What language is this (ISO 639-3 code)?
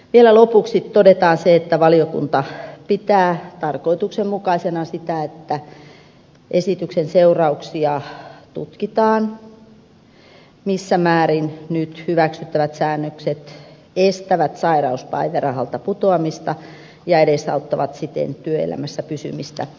fin